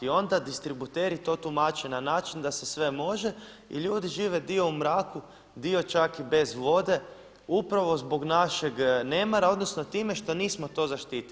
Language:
Croatian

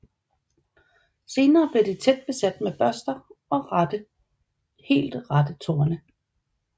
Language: Danish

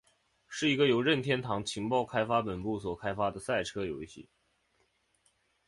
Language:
Chinese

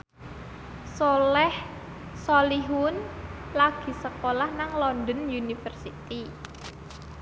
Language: Javanese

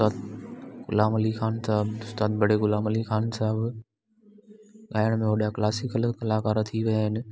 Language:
Sindhi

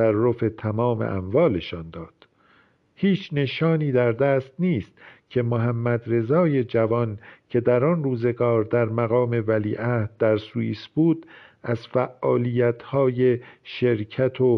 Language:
Persian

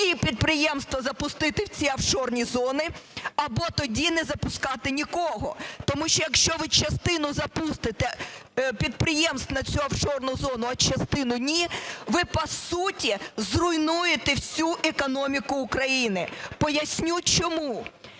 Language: Ukrainian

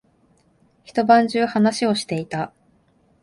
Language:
Japanese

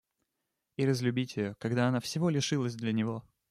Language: Russian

